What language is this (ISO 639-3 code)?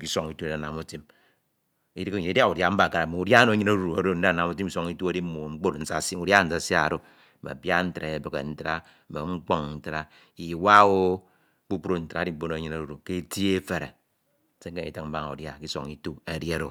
itw